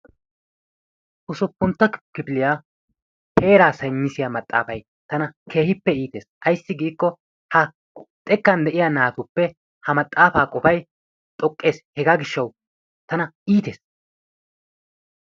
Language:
Wolaytta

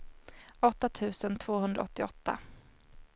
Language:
Swedish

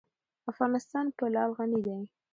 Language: Pashto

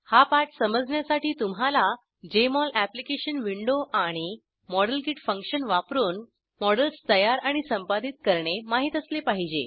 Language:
Marathi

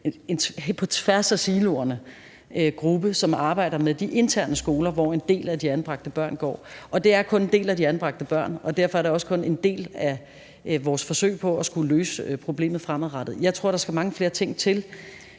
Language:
Danish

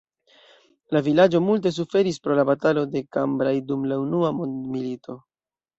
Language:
Esperanto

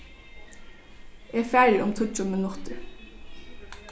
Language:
Faroese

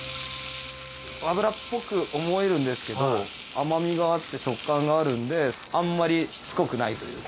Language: Japanese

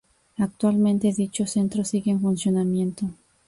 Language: Spanish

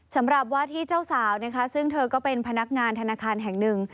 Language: Thai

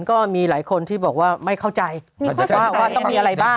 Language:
Thai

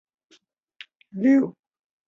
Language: Chinese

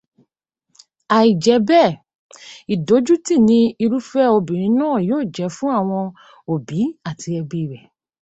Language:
Yoruba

